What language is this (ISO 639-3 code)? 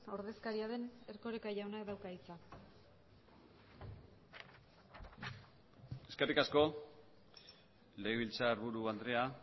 eus